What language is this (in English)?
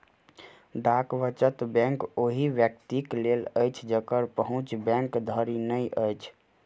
Maithili